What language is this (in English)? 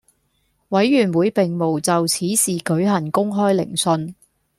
Cantonese